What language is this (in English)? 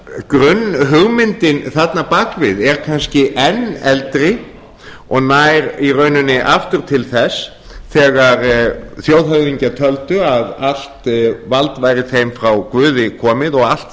Icelandic